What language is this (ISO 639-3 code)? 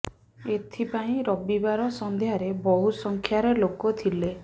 ori